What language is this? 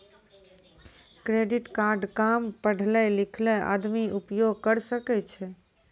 Maithili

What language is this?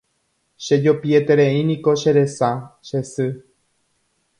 Guarani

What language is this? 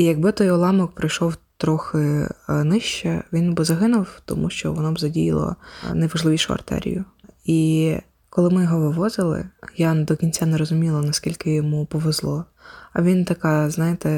Ukrainian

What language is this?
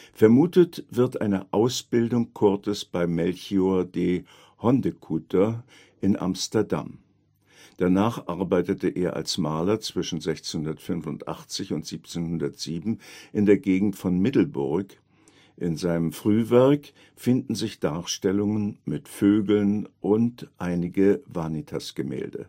German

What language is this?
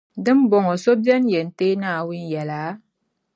Dagbani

